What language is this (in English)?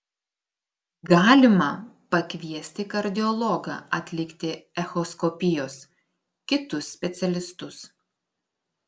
Lithuanian